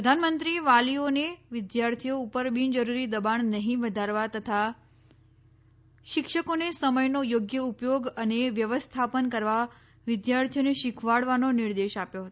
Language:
Gujarati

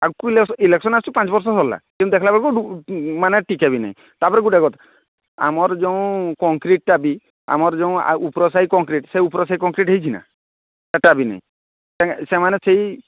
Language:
Odia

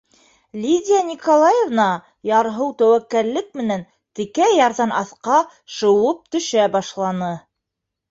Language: Bashkir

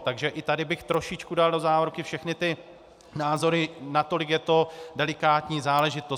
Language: Czech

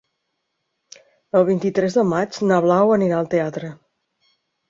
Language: Catalan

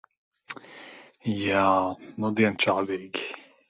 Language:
Latvian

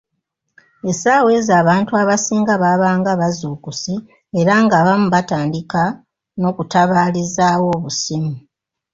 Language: Ganda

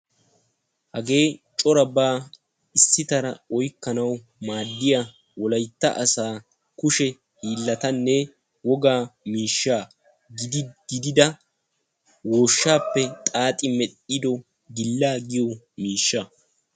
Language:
Wolaytta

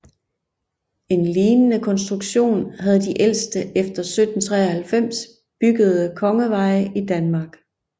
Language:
Danish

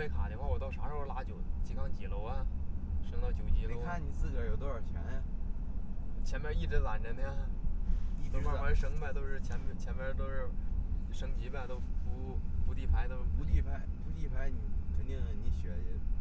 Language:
Chinese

